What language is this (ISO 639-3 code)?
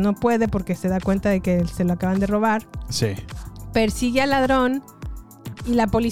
spa